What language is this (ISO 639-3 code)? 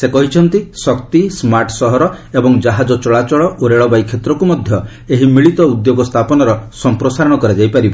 ori